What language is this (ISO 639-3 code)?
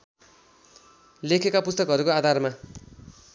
nep